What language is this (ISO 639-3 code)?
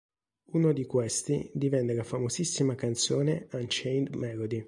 ita